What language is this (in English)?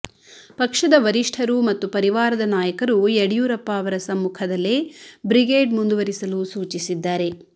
Kannada